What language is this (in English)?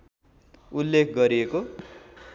Nepali